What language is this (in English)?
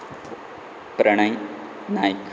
Konkani